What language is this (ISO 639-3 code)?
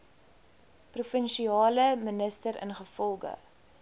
afr